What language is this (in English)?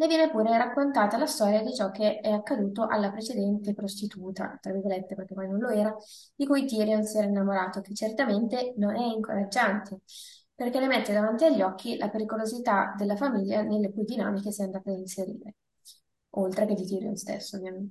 Italian